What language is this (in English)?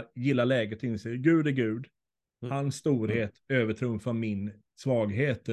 Swedish